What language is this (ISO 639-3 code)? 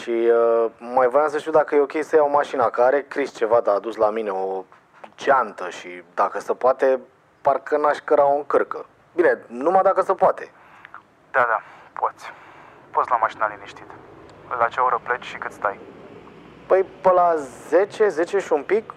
ron